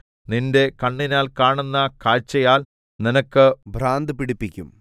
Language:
Malayalam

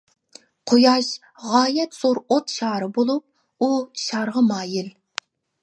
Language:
Uyghur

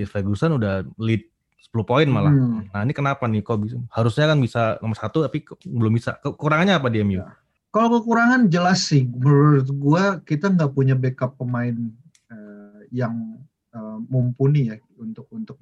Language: Indonesian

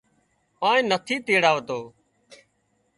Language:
Wadiyara Koli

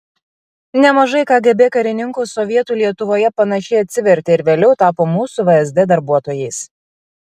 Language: Lithuanian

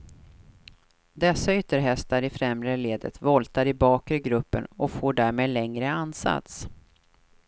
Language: Swedish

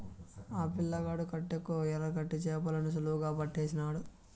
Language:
Telugu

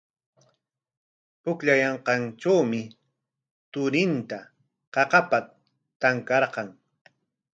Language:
Corongo Ancash Quechua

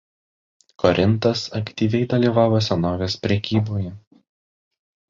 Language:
Lithuanian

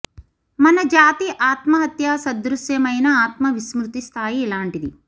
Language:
Telugu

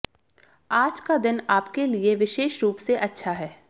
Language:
Hindi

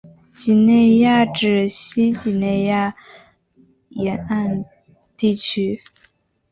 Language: Chinese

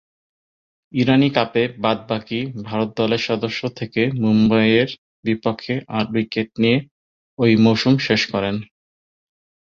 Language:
Bangla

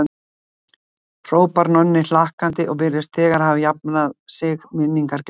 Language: Icelandic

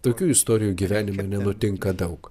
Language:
Lithuanian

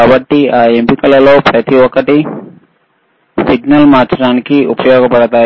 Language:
Telugu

